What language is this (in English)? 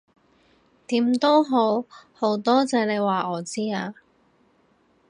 Cantonese